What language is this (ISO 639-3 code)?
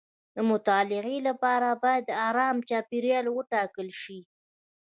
pus